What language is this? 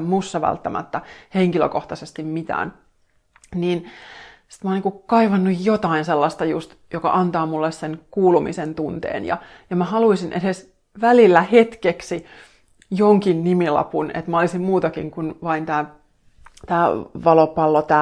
Finnish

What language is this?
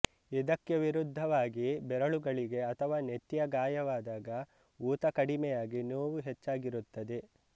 Kannada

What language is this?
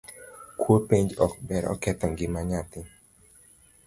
Luo (Kenya and Tanzania)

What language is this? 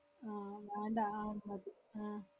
Malayalam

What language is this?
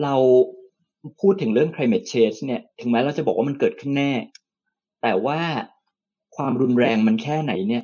Thai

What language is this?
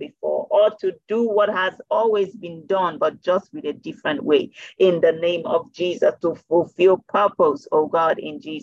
English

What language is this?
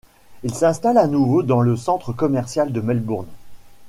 French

